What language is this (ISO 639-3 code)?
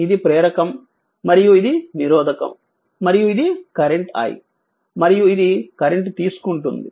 tel